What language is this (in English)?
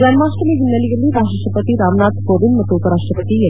Kannada